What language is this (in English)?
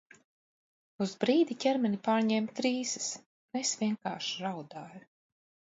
Latvian